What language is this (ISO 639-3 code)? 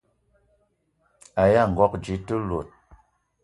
eto